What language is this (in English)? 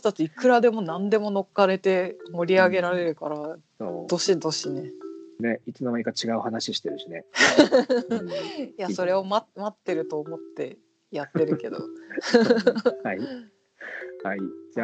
Japanese